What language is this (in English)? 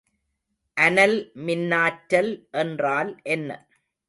Tamil